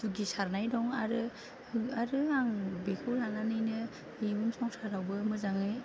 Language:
Bodo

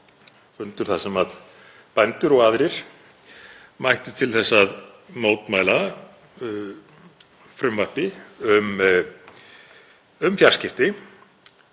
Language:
Icelandic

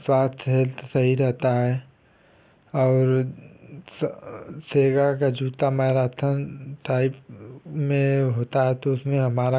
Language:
Hindi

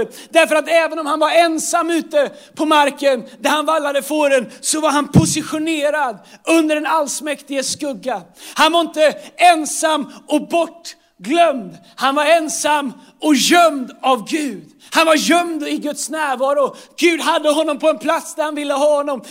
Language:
Swedish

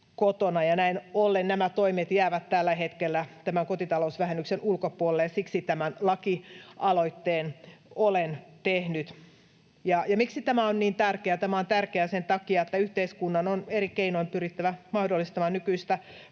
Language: Finnish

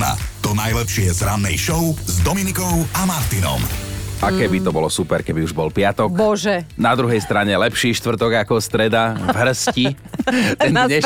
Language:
Slovak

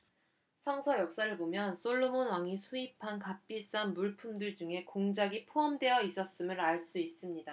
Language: Korean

